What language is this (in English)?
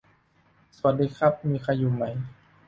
Thai